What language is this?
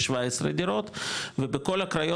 Hebrew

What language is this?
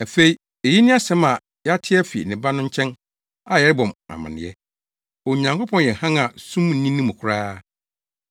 Akan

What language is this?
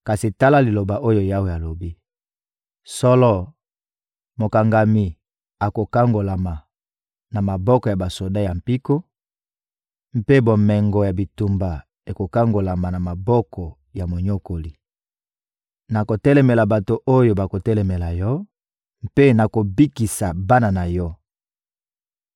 Lingala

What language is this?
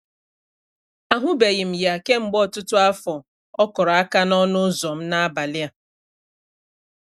Igbo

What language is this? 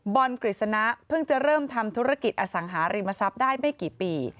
Thai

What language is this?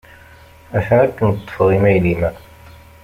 Kabyle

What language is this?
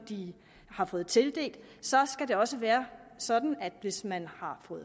Danish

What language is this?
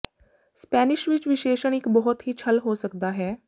Punjabi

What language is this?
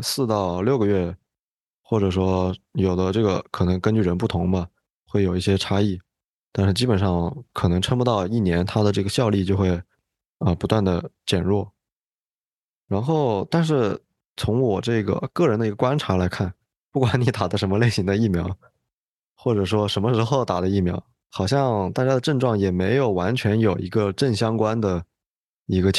Chinese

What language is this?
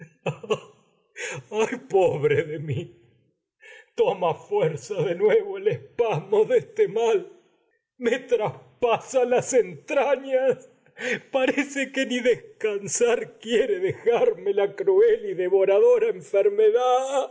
Spanish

